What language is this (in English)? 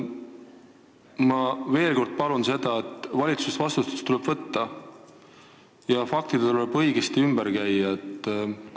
Estonian